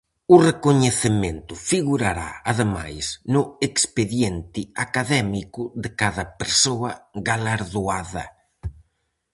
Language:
Galician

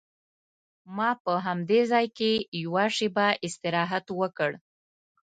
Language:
Pashto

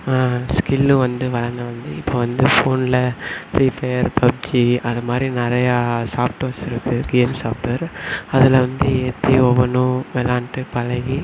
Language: Tamil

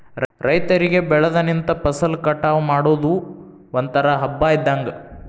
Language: Kannada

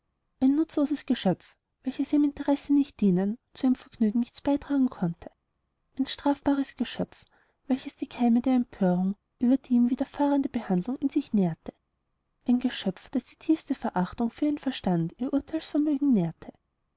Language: German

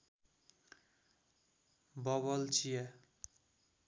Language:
Nepali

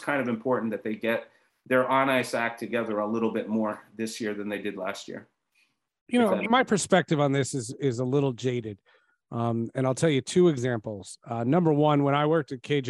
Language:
English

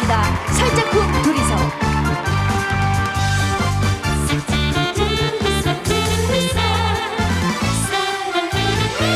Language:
Korean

